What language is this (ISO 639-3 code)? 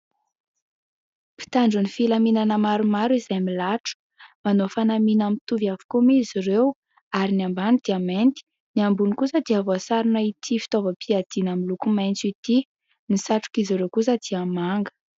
mlg